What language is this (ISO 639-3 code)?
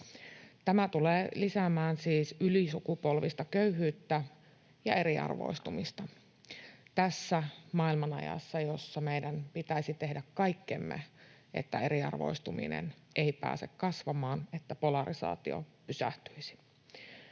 fin